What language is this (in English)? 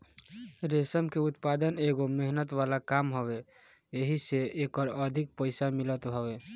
Bhojpuri